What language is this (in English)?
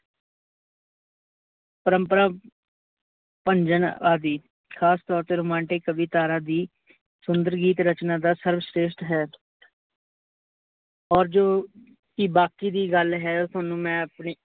Punjabi